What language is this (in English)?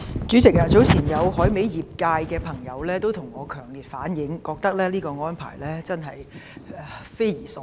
Cantonese